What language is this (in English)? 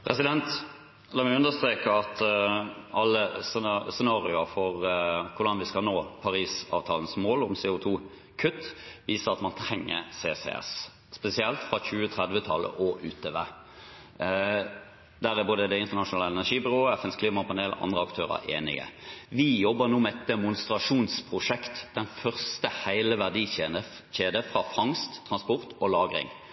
Norwegian Bokmål